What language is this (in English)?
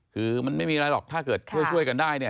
Thai